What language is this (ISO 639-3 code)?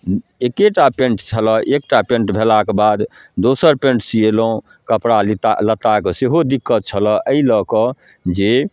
mai